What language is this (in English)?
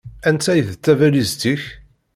Kabyle